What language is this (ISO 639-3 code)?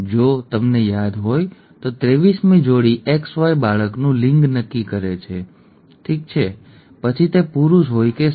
guj